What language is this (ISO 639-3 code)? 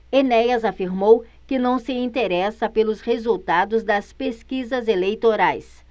por